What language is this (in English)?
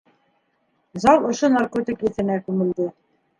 Bashkir